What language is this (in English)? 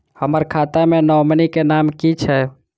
Maithili